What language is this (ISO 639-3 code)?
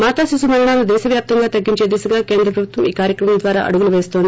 tel